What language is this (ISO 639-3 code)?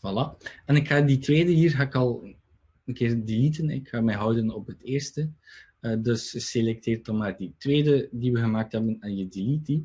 nld